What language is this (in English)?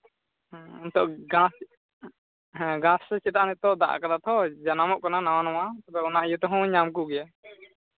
Santali